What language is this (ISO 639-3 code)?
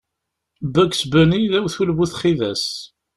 kab